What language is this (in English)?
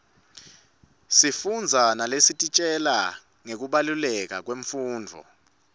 Swati